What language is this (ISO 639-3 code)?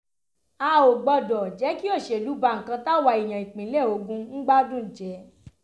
yor